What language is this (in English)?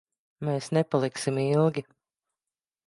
Latvian